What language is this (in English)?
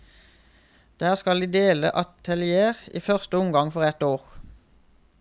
Norwegian